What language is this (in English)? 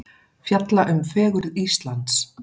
Icelandic